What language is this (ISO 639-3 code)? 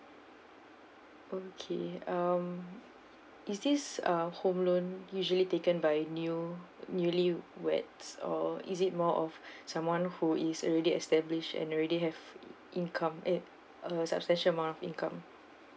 eng